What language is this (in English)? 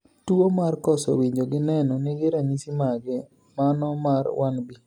Luo (Kenya and Tanzania)